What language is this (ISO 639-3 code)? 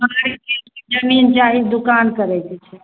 mai